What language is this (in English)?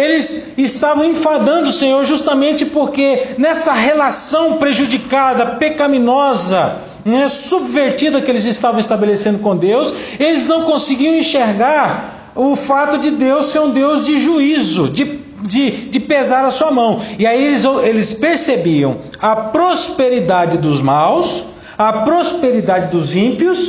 Portuguese